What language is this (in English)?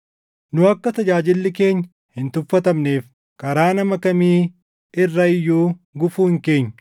Oromo